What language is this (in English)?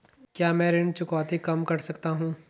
Hindi